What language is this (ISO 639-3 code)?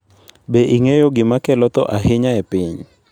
luo